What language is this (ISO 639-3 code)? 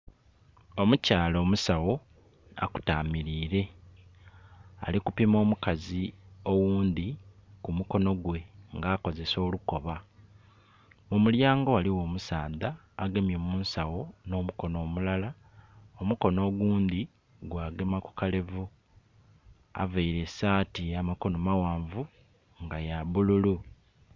xog